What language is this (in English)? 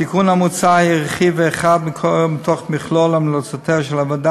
Hebrew